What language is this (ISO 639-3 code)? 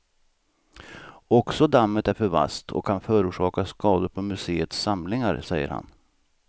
swe